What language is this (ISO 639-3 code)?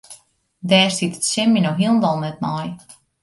fry